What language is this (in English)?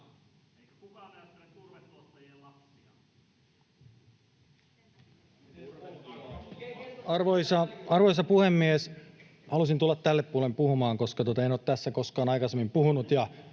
Finnish